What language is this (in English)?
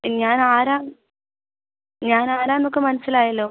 Malayalam